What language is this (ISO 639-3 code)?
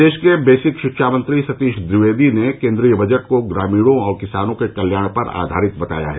hin